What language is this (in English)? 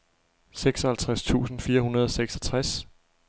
Danish